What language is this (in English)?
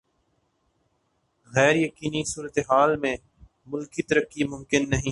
Urdu